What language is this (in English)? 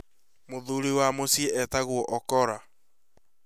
Kikuyu